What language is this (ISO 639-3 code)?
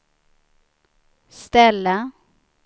swe